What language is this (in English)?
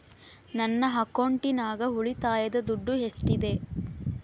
Kannada